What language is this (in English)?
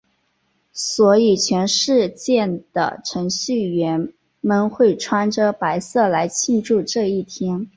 Chinese